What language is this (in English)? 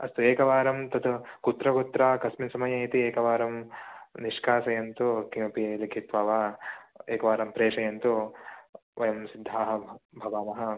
Sanskrit